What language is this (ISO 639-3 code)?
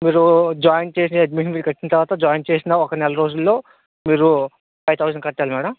tel